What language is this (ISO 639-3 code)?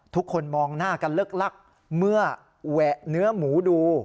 tha